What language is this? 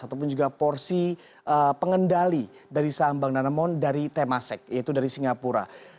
Indonesian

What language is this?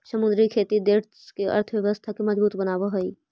Magahi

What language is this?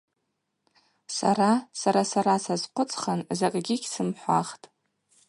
Abaza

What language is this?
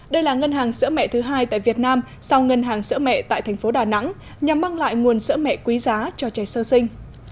Vietnamese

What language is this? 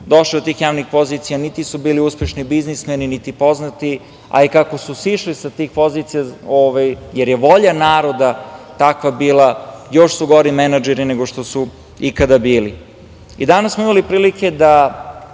Serbian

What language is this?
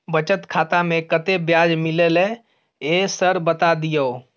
Maithili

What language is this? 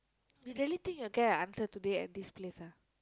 English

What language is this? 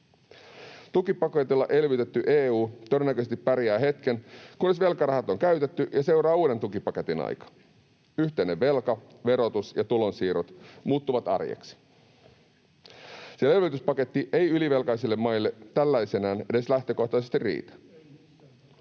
Finnish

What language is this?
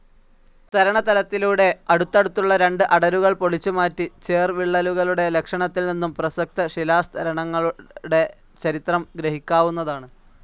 Malayalam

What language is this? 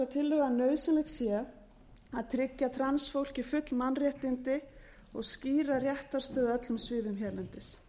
Icelandic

